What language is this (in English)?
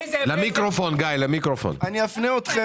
Hebrew